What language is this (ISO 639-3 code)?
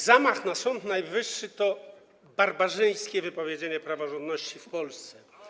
pol